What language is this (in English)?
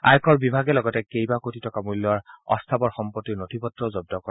Assamese